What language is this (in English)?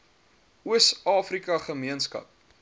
Afrikaans